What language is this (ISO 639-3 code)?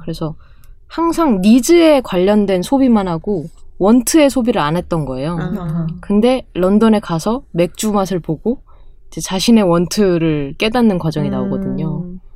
kor